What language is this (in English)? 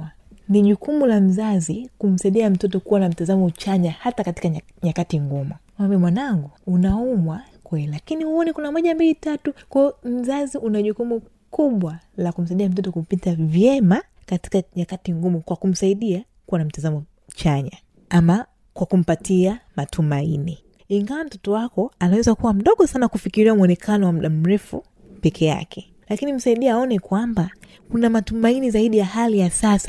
Swahili